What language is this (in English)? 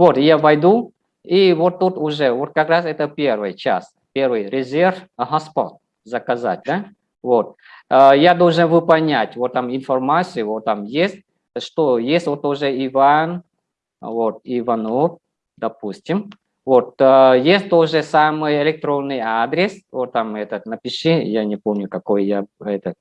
Russian